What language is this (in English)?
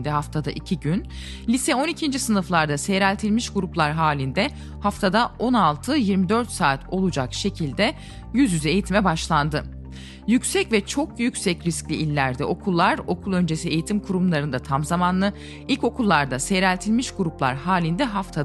Turkish